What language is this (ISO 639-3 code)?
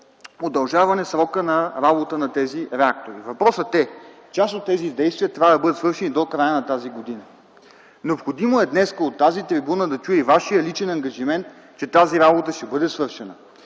bul